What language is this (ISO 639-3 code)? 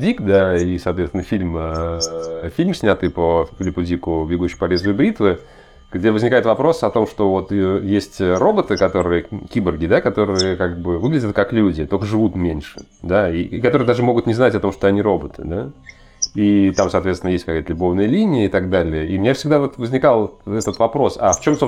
rus